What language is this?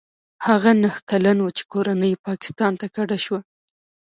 Pashto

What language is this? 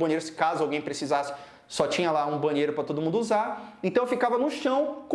Portuguese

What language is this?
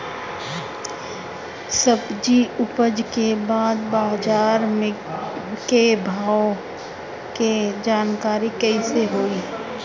Bhojpuri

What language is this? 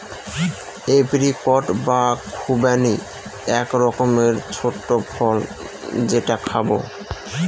Bangla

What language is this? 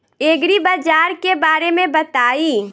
Bhojpuri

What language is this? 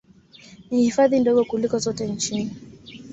Swahili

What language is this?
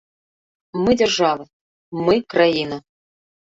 Belarusian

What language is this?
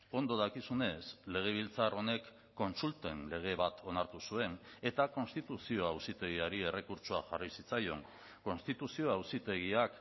Basque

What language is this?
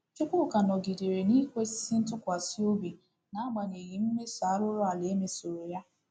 Igbo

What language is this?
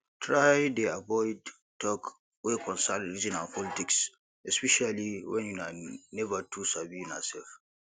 Nigerian Pidgin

